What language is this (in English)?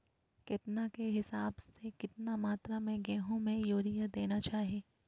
Magahi